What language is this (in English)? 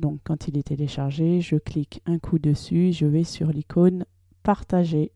French